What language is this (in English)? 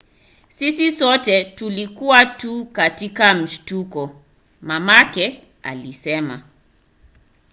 Swahili